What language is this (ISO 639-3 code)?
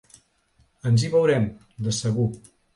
cat